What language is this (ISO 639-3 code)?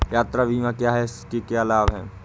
hin